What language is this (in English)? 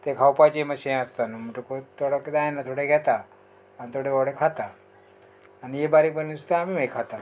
Konkani